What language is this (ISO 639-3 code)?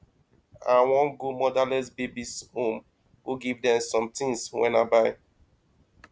pcm